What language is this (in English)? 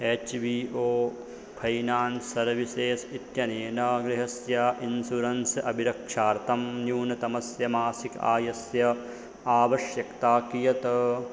Sanskrit